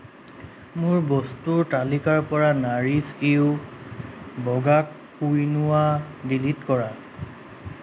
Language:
Assamese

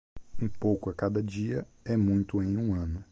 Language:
Portuguese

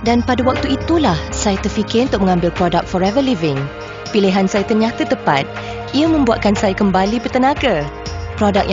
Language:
Malay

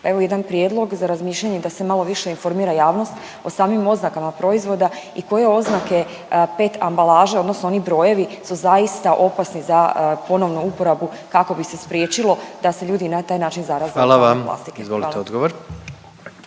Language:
Croatian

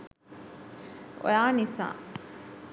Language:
Sinhala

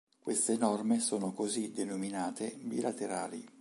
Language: Italian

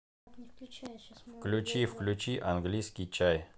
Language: Russian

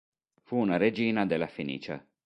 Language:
Italian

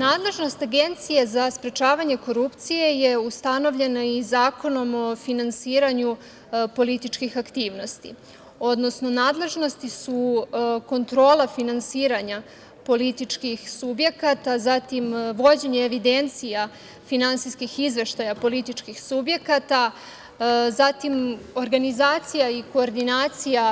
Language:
Serbian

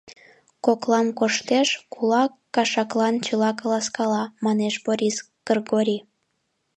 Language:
Mari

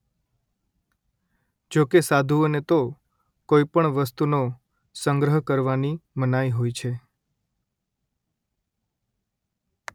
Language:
Gujarati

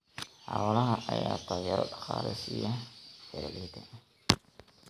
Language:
Somali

